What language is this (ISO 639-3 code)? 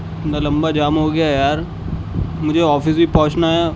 urd